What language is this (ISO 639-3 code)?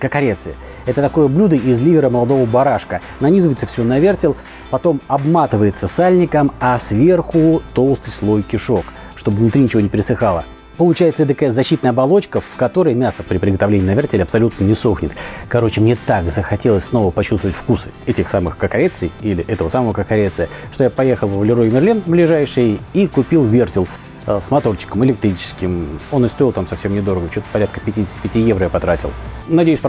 rus